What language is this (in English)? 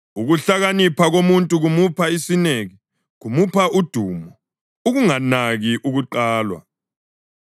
North Ndebele